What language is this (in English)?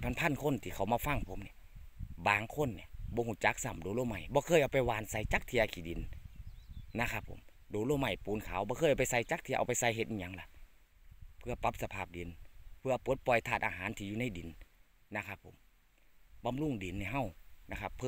Thai